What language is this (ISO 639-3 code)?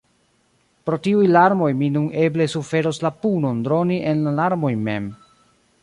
epo